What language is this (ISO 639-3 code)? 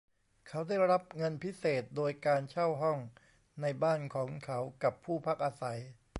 tha